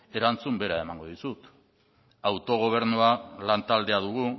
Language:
Basque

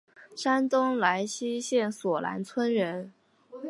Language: Chinese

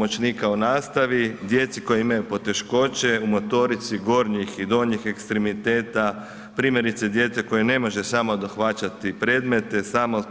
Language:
Croatian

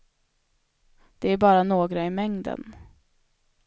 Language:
Swedish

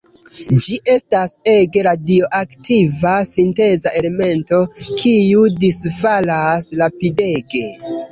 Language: Esperanto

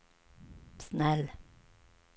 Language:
Swedish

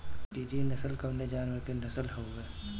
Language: Bhojpuri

